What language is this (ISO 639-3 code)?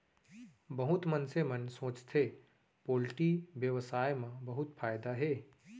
hne